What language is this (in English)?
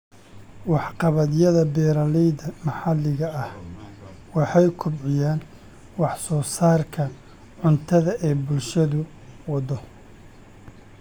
Somali